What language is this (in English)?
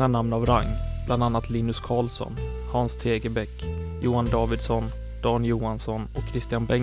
Swedish